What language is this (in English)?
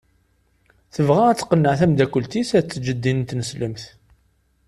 Kabyle